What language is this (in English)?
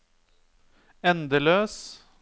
Norwegian